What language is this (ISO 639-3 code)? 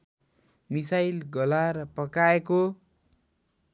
nep